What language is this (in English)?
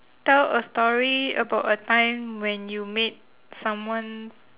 English